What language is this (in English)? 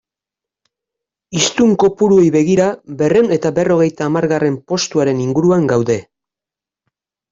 Basque